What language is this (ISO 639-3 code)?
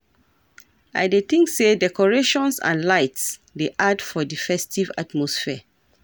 pcm